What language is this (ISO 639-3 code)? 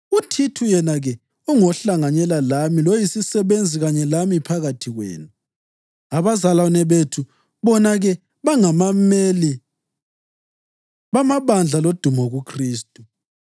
nde